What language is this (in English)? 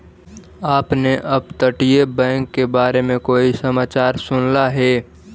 Magahi